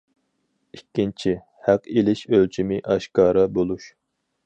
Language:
Uyghur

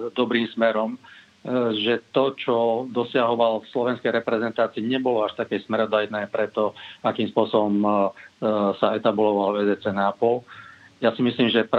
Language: Slovak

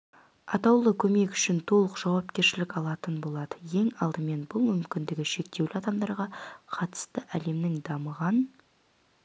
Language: Kazakh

